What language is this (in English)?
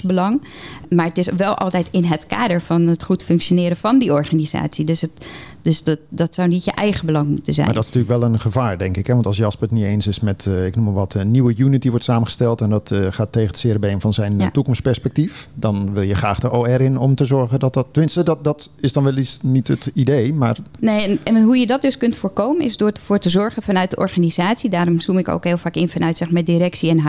Dutch